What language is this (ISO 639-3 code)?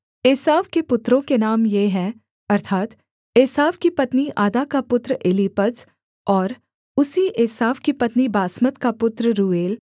hin